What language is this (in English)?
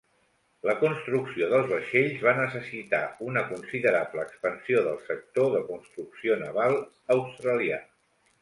Catalan